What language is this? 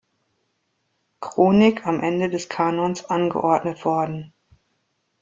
German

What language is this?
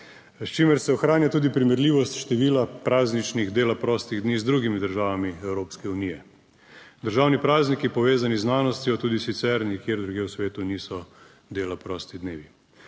Slovenian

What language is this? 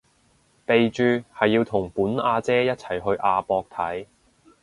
Cantonese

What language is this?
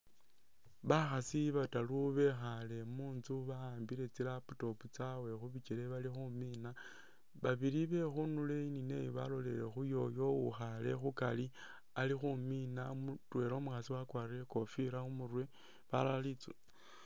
Masaaba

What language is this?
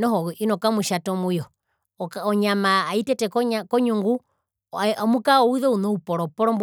Herero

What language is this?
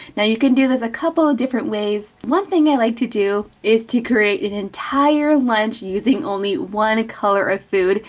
English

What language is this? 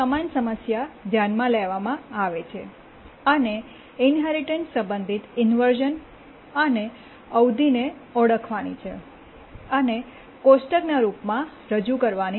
Gujarati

